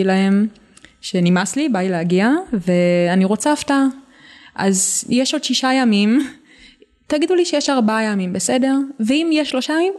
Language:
Hebrew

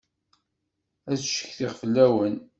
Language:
Kabyle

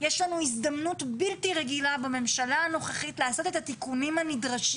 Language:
Hebrew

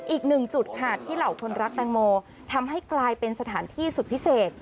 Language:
Thai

